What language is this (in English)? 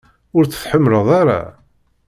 Kabyle